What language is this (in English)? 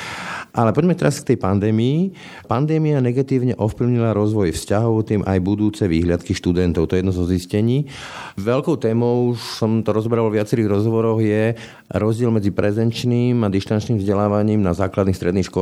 Slovak